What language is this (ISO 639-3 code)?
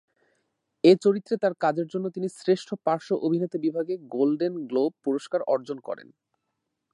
ben